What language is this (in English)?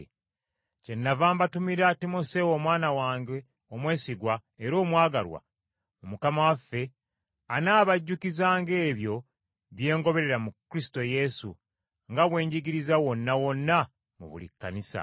Ganda